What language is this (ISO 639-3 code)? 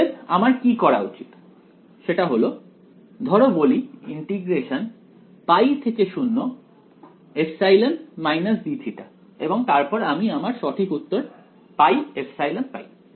ben